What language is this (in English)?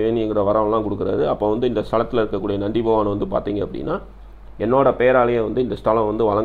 Indonesian